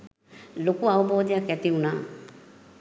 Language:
Sinhala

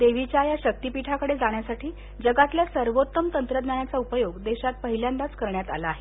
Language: Marathi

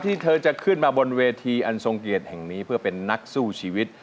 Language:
Thai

